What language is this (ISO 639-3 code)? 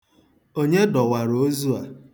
ibo